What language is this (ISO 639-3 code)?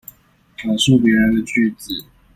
zho